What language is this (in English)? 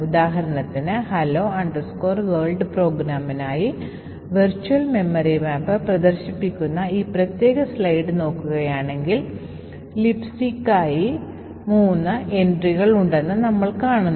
Malayalam